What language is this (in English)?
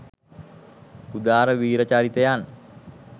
Sinhala